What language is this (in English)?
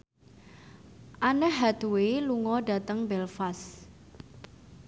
Javanese